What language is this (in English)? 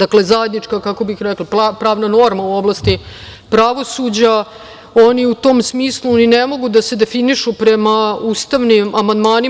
Serbian